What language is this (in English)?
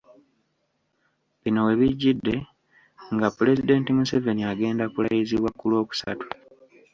Ganda